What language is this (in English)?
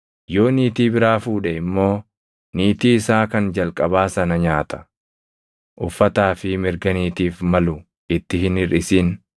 Oromo